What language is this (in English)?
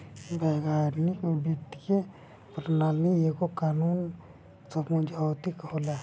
Bhojpuri